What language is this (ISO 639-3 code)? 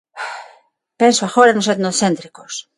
glg